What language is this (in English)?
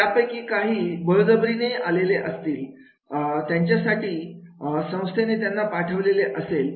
Marathi